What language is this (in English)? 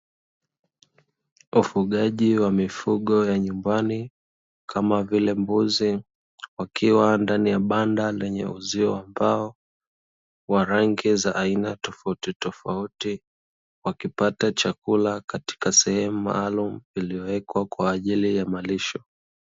Swahili